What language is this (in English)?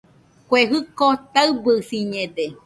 Nüpode Huitoto